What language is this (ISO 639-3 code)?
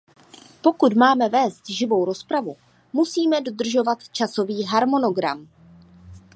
ces